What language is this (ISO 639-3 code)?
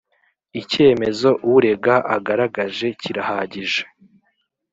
kin